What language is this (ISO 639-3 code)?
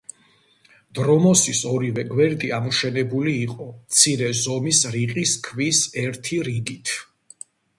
kat